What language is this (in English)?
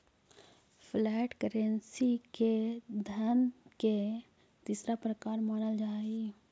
Magahi